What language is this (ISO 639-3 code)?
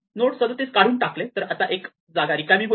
mar